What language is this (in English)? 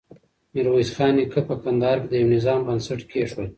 Pashto